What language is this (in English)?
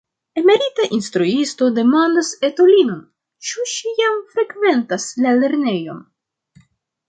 Esperanto